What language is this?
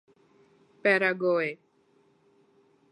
Urdu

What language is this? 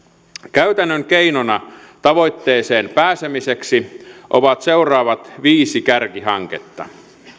Finnish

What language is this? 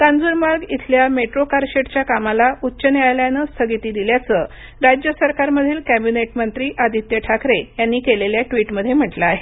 Marathi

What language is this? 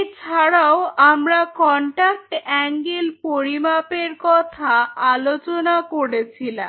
Bangla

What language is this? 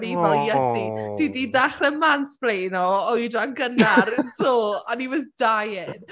Welsh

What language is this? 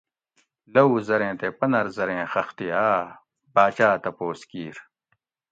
Gawri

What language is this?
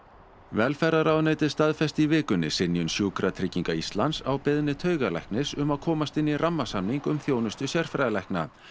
Icelandic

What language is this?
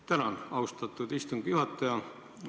Estonian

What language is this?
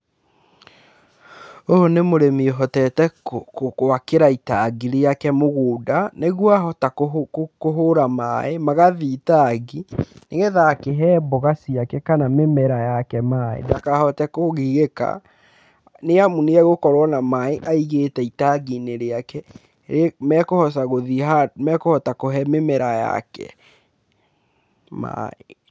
Kikuyu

